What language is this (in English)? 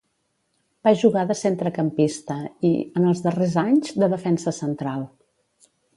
Catalan